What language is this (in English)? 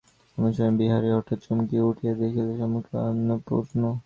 Bangla